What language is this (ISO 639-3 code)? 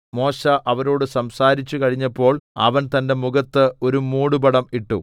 mal